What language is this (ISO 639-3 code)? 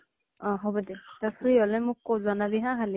asm